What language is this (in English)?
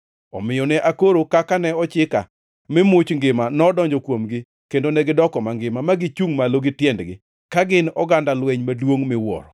Luo (Kenya and Tanzania)